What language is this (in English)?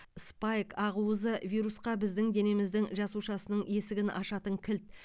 Kazakh